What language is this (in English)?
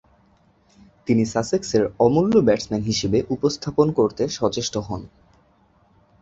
Bangla